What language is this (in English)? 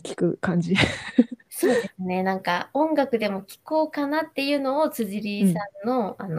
Japanese